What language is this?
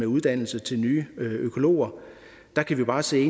Danish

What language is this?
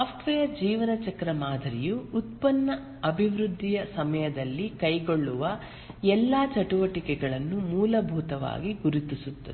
Kannada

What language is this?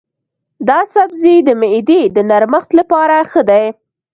Pashto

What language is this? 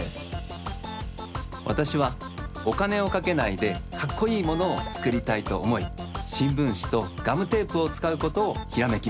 Japanese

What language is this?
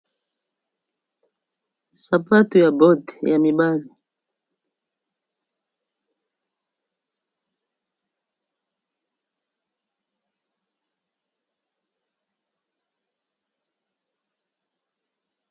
Lingala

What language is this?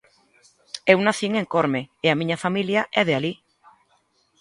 Galician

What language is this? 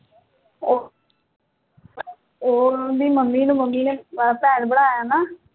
Punjabi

